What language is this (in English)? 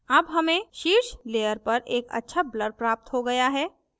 Hindi